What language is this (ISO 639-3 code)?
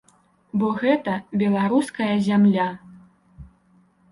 bel